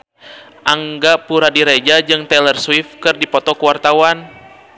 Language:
Sundanese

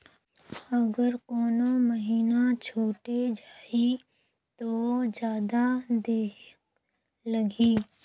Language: Chhattisgarhi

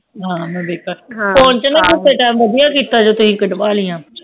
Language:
Punjabi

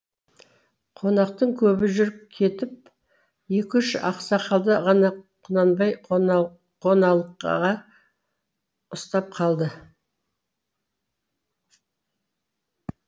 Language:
Kazakh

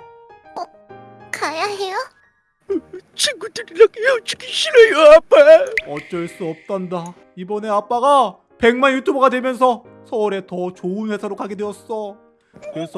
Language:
Korean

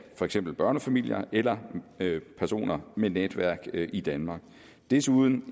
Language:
Danish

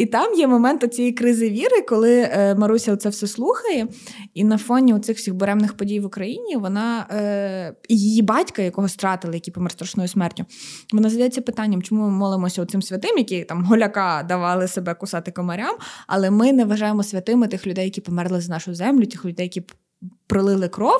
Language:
Ukrainian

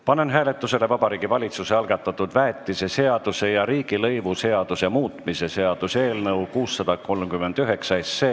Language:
Estonian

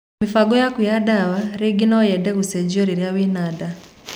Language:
Kikuyu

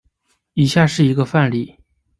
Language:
Chinese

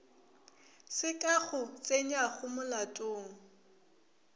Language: Northern Sotho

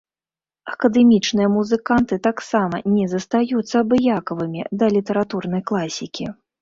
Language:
Belarusian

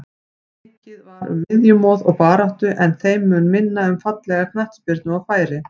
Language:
Icelandic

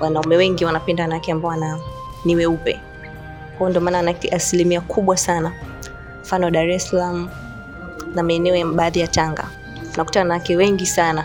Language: Swahili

